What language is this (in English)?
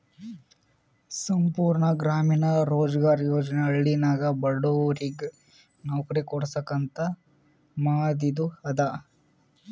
Kannada